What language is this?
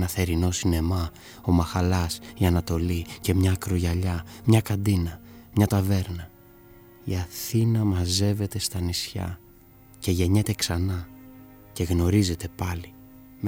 Greek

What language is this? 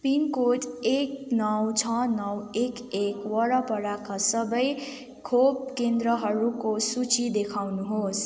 Nepali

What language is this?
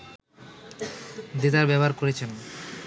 Bangla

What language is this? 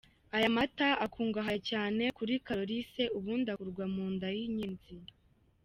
Kinyarwanda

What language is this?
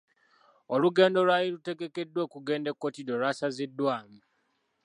Ganda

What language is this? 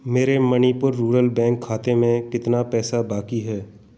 Hindi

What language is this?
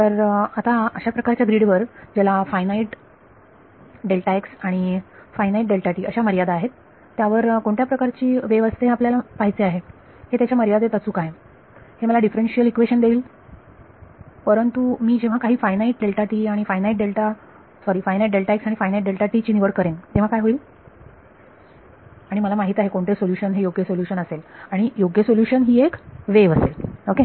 Marathi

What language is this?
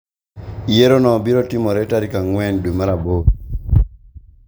Luo (Kenya and Tanzania)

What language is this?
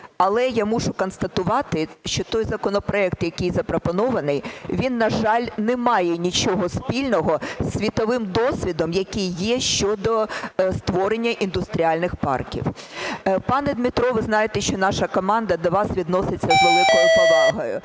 Ukrainian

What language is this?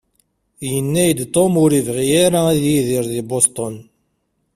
Kabyle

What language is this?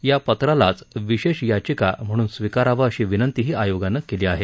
Marathi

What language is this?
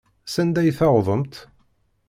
Kabyle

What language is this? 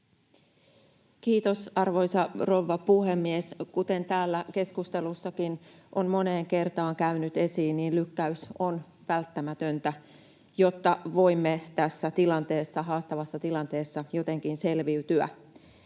Finnish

